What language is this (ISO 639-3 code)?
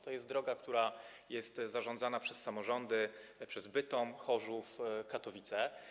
pol